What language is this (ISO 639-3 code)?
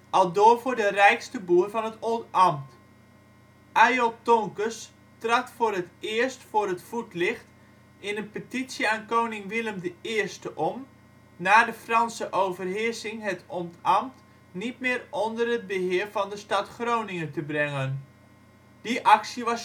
nld